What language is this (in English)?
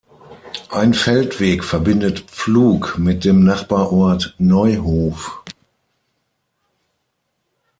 German